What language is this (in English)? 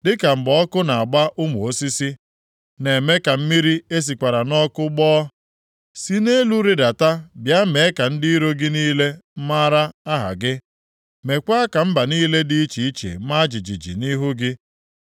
Igbo